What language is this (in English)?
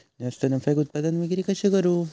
Marathi